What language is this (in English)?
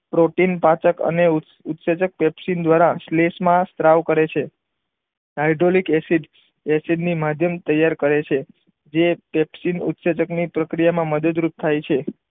Gujarati